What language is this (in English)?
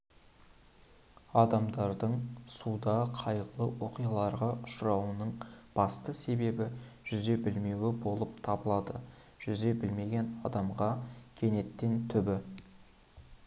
Kazakh